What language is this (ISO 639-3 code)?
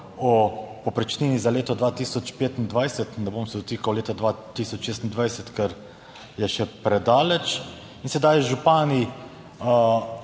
slv